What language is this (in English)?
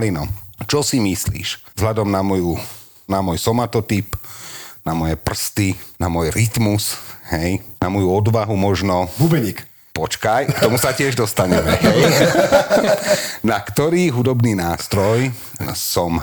Slovak